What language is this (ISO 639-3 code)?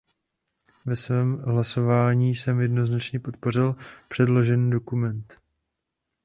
ces